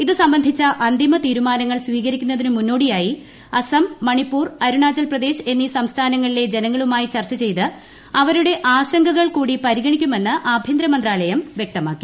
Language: Malayalam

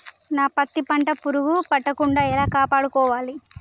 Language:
Telugu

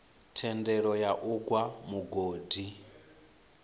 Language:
Venda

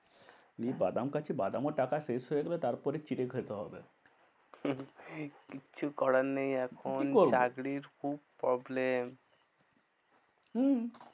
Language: Bangla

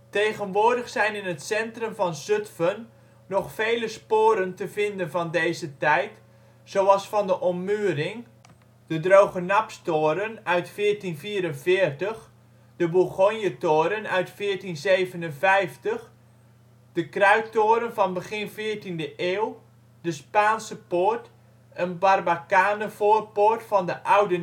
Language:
Dutch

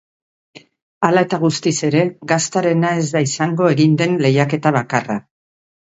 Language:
Basque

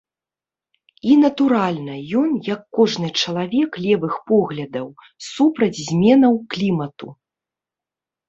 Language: Belarusian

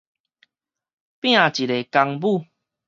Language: Min Nan Chinese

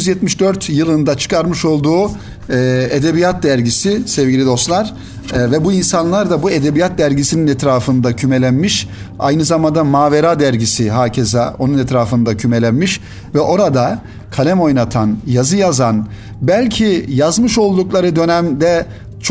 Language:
Turkish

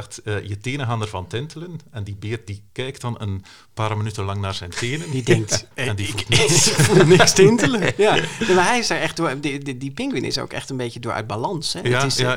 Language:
Dutch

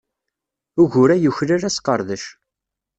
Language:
Kabyle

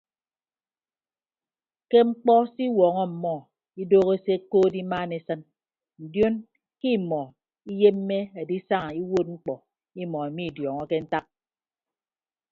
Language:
Ibibio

